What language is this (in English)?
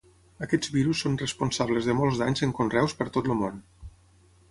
Catalan